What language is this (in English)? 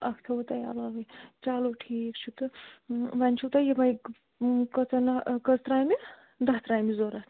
Kashmiri